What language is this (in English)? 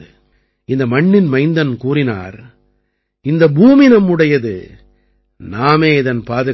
Tamil